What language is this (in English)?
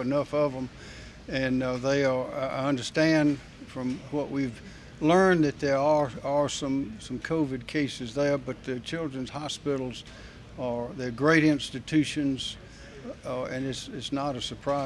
English